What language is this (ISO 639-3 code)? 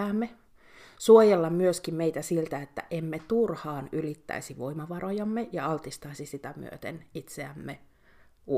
fin